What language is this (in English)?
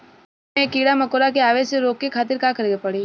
Bhojpuri